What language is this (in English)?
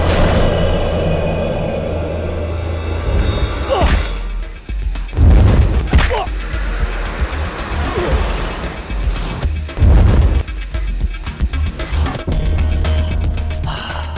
Indonesian